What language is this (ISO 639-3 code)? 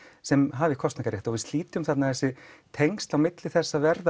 isl